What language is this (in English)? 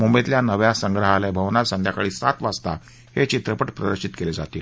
Marathi